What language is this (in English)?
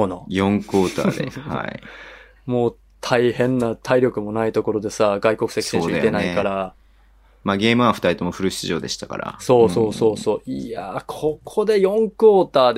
Japanese